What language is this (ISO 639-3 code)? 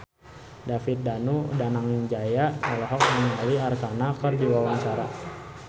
sun